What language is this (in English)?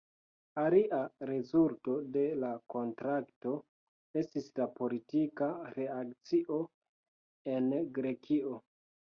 Esperanto